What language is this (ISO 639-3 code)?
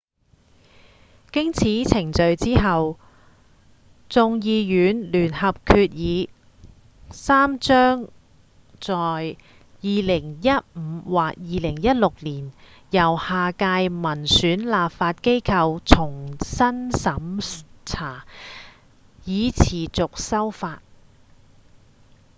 yue